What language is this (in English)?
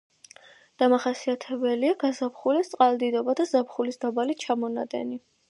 Georgian